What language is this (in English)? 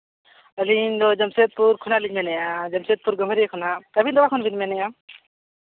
Santali